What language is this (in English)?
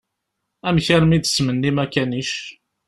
Kabyle